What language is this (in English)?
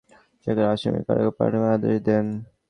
Bangla